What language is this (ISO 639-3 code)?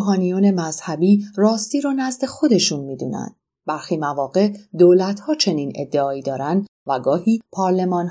fas